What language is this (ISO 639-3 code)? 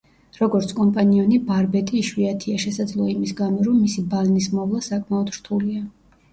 kat